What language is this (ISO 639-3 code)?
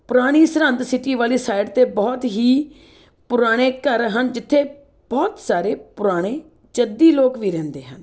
pan